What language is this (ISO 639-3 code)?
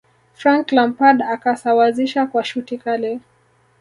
swa